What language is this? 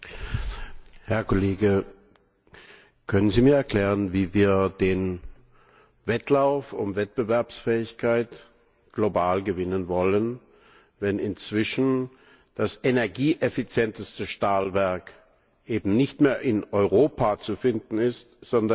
German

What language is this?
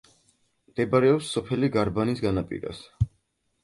Georgian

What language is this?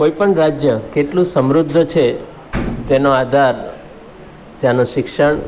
Gujarati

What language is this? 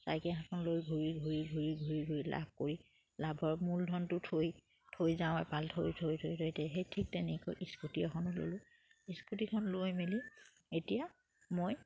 Assamese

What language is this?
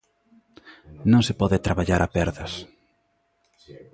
Galician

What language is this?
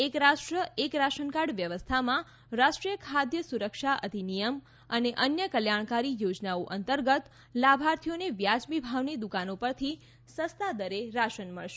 Gujarati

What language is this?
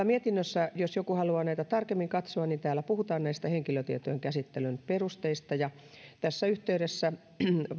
Finnish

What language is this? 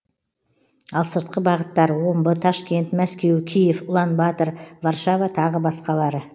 Kazakh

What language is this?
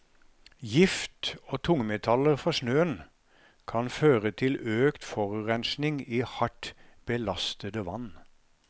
Norwegian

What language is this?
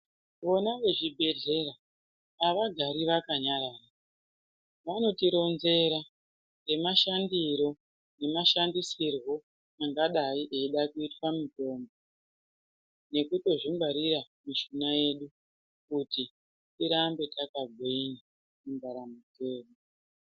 Ndau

